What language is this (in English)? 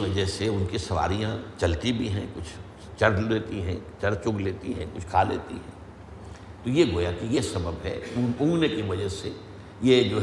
Urdu